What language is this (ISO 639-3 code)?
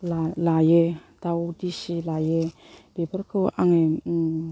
brx